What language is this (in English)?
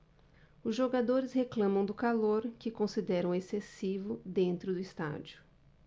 Portuguese